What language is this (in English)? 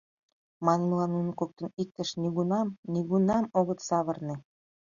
Mari